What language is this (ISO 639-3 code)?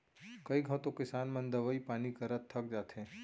hne